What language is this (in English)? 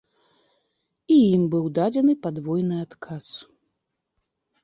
Belarusian